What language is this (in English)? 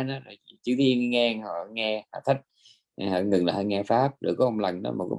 Vietnamese